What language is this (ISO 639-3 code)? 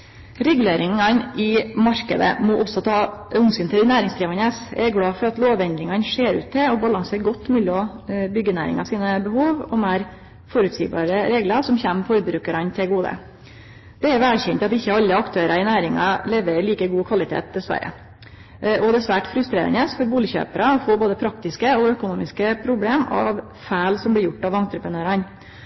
nno